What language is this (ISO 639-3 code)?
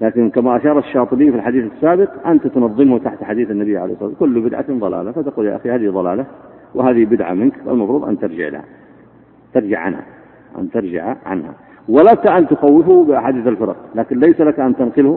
ara